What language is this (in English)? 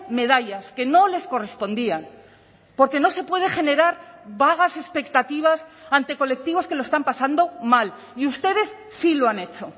Spanish